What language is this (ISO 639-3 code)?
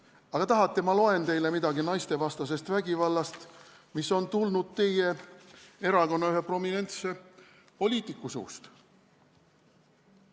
est